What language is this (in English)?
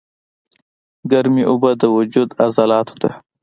Pashto